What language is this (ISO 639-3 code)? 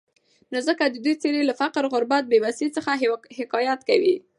pus